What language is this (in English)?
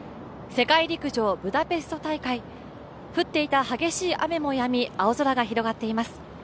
Japanese